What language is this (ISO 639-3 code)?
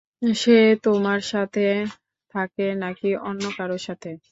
ben